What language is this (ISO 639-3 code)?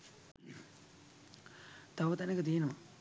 sin